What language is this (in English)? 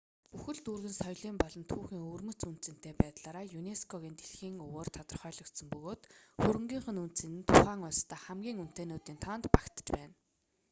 Mongolian